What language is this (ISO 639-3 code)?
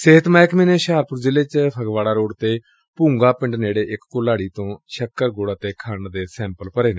pan